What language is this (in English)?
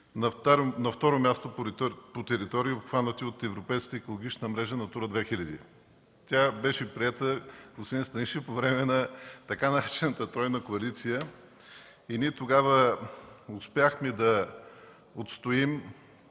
Bulgarian